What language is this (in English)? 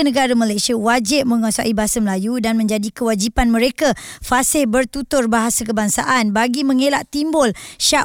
Malay